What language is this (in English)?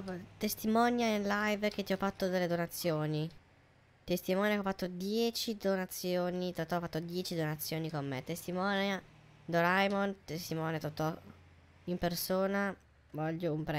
Italian